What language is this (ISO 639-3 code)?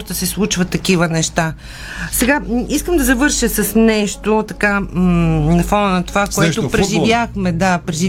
bul